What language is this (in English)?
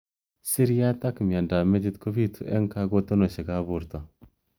Kalenjin